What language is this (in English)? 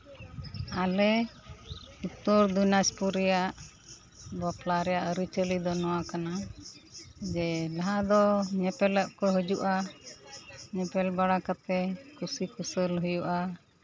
Santali